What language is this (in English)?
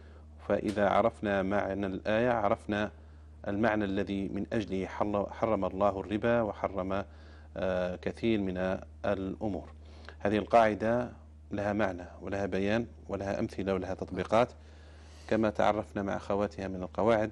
Arabic